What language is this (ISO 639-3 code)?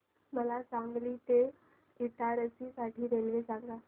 mar